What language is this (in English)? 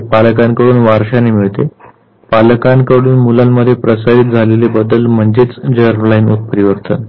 Marathi